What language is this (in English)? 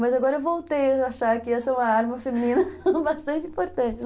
Portuguese